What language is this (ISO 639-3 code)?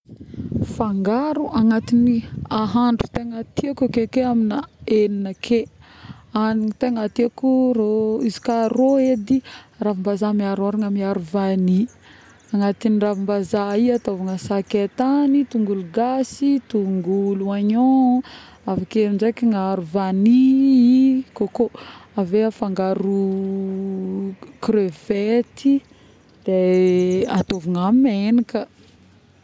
bmm